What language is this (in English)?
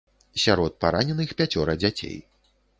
Belarusian